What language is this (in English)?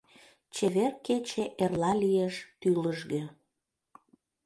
Mari